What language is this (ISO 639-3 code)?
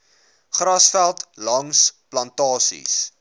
afr